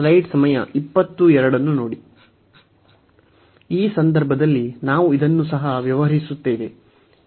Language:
Kannada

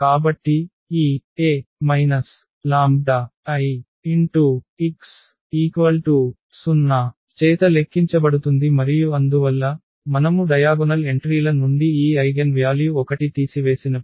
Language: Telugu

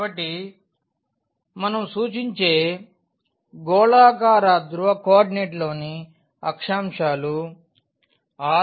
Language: Telugu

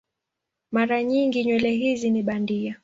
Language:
Swahili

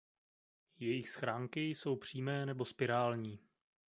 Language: Czech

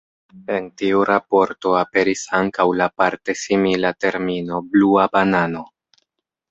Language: Esperanto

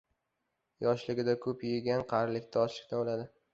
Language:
Uzbek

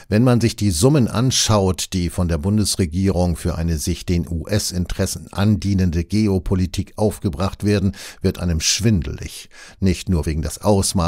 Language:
German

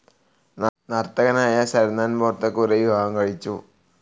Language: Malayalam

